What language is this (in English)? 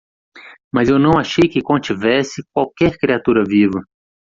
Portuguese